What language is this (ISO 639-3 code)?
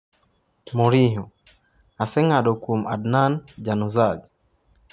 luo